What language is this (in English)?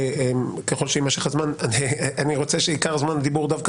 Hebrew